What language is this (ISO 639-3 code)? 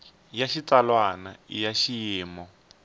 tso